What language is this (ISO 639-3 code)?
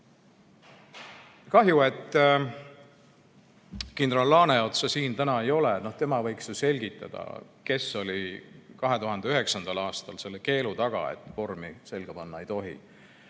est